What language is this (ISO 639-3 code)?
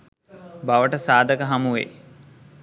sin